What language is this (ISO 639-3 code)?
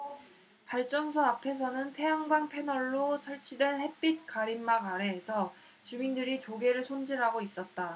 kor